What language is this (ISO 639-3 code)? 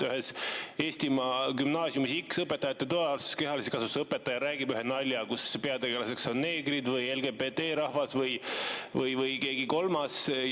est